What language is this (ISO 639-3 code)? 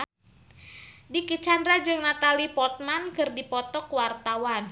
sun